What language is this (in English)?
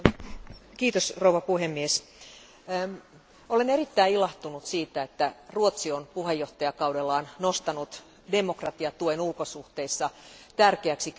Finnish